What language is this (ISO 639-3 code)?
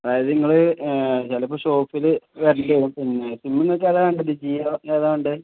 mal